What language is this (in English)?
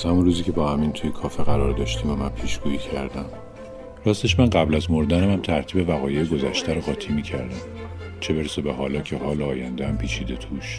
Persian